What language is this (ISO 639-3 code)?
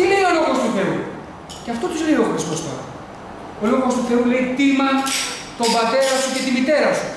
ell